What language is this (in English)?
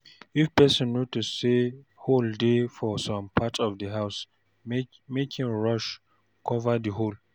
Nigerian Pidgin